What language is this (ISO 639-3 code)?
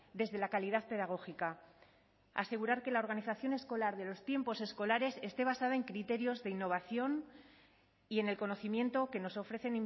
spa